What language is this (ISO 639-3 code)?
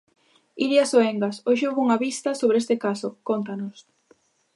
glg